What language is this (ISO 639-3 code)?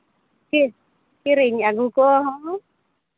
sat